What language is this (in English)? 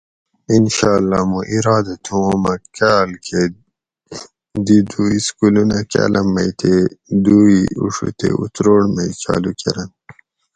Gawri